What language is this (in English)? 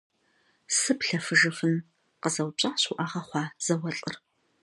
Kabardian